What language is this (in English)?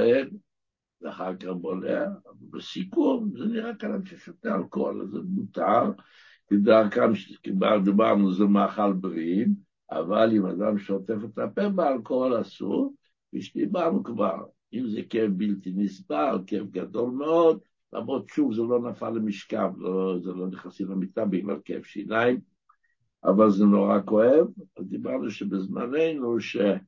Hebrew